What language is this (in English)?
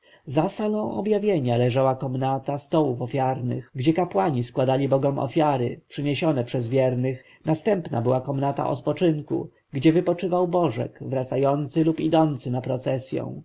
Polish